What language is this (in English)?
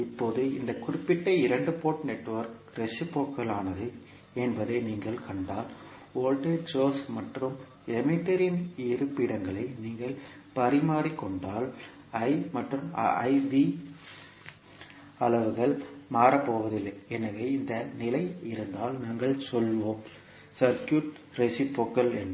Tamil